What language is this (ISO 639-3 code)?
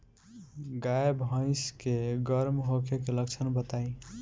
bho